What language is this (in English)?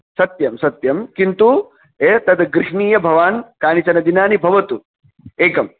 Sanskrit